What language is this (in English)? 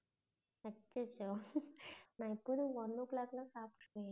Tamil